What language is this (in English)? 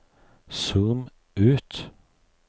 Norwegian